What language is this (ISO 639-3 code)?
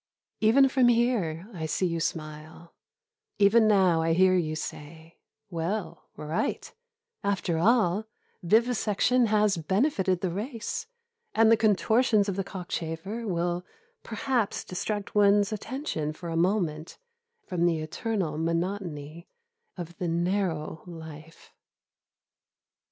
eng